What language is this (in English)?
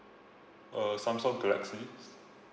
English